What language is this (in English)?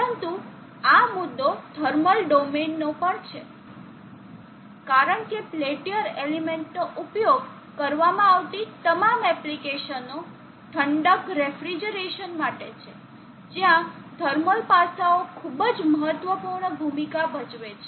Gujarati